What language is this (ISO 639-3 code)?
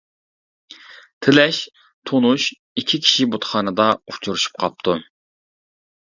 uig